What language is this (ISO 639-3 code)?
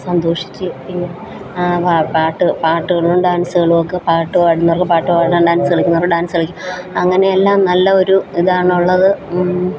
mal